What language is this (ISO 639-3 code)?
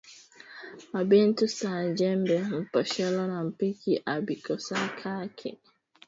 swa